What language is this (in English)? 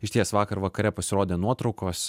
Lithuanian